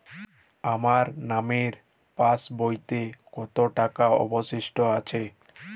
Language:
Bangla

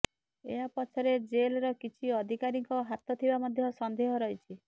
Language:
Odia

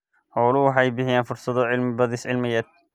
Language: Somali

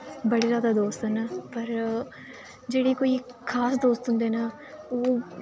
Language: Dogri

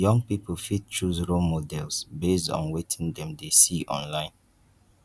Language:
Nigerian Pidgin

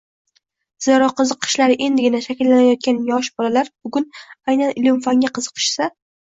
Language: Uzbek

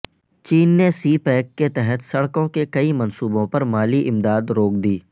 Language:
Urdu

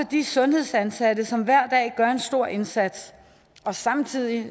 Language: Danish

